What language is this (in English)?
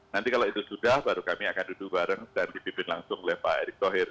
Indonesian